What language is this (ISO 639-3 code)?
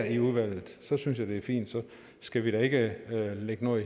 dan